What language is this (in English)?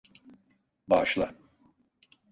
Turkish